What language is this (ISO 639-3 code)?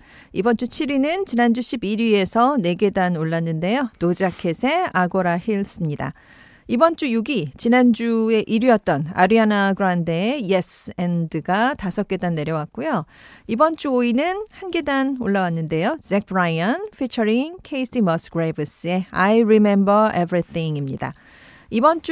kor